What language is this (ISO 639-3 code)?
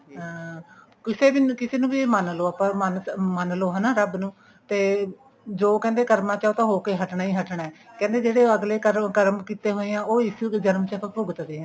pan